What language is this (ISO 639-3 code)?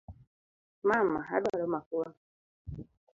luo